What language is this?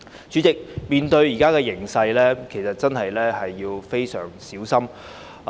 Cantonese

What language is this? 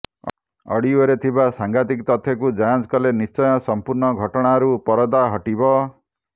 Odia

